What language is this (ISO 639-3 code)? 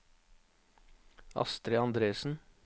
nor